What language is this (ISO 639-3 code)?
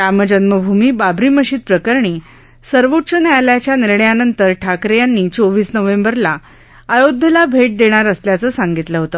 mar